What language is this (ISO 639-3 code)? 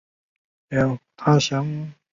zho